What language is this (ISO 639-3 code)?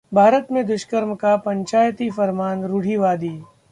hin